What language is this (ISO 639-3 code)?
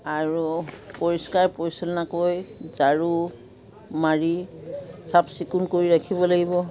asm